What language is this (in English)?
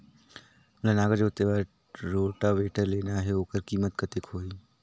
Chhattisgarhi